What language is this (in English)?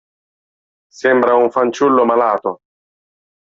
Italian